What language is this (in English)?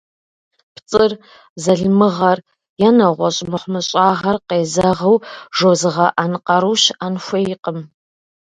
Kabardian